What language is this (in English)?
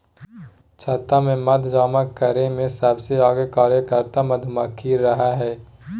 Magahi